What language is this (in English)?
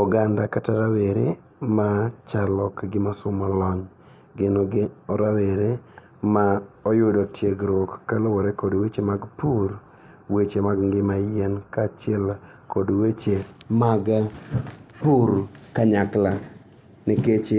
Luo (Kenya and Tanzania)